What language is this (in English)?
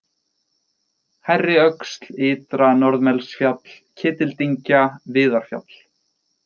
Icelandic